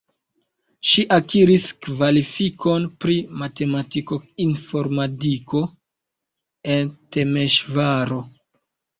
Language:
Esperanto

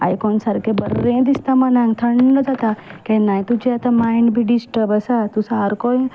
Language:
Konkani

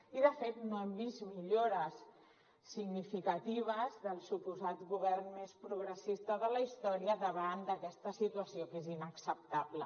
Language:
Catalan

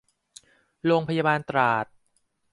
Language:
Thai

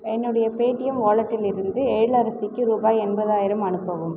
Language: Tamil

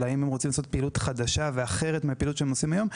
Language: Hebrew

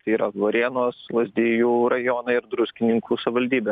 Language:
Lithuanian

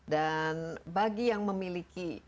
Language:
Indonesian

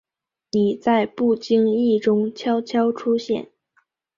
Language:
Chinese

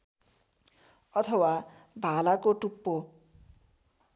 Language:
Nepali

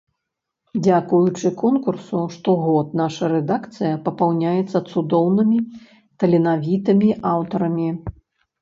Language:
Belarusian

